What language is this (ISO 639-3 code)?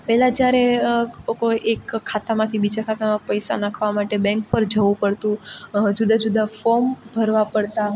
guj